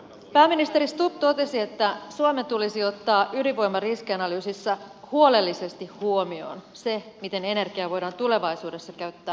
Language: Finnish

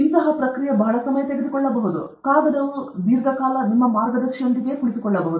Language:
Kannada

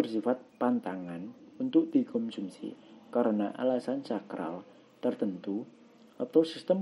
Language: Indonesian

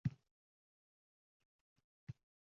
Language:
Uzbek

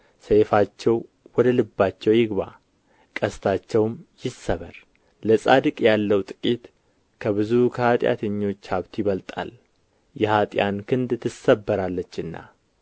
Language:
Amharic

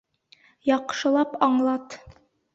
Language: Bashkir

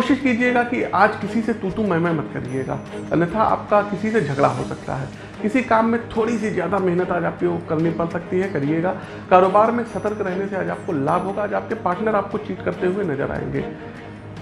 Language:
Hindi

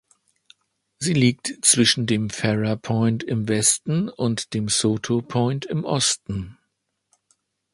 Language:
German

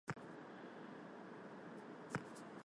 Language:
Armenian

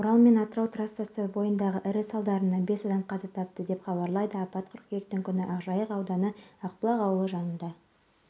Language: Kazakh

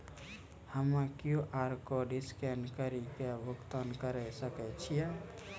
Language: Maithili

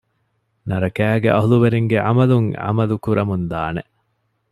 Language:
Divehi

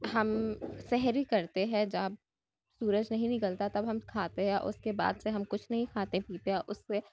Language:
Urdu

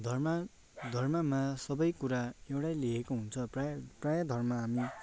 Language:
Nepali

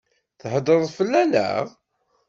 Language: Kabyle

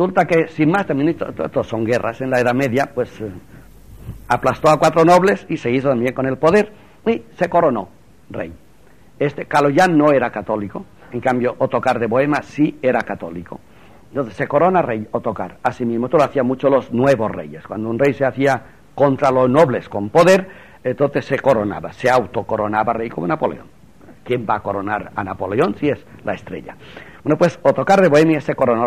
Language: Spanish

